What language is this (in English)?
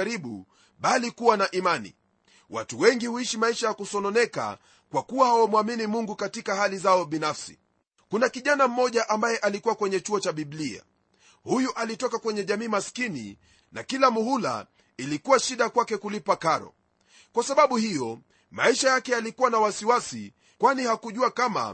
Swahili